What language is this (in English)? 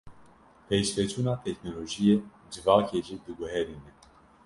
Kurdish